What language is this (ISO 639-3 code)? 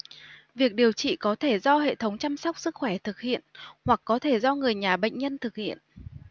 vie